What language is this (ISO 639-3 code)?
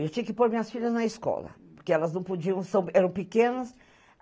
por